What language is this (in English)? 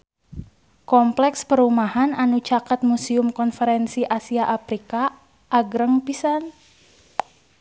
Sundanese